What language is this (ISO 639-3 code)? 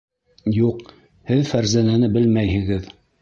bak